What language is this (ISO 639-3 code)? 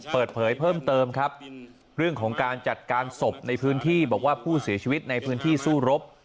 tha